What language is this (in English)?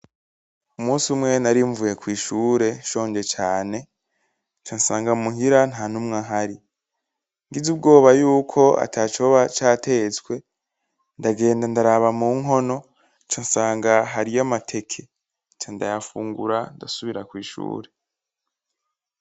Rundi